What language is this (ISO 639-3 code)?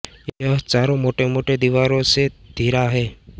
hin